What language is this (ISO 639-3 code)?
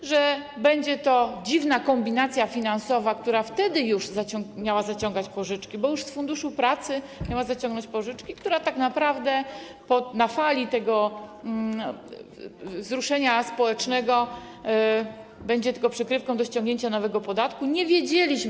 pol